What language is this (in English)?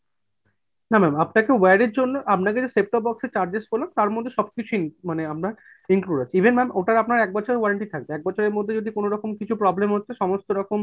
Bangla